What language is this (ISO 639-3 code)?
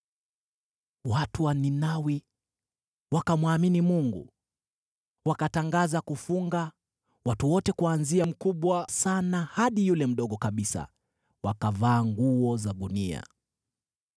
swa